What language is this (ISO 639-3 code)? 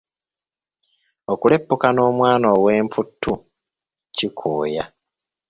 lug